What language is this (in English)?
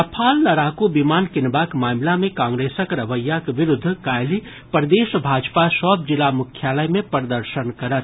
Maithili